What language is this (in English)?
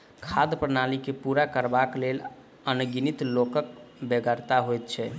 Maithili